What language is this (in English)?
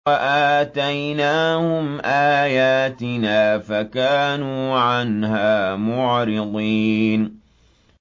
Arabic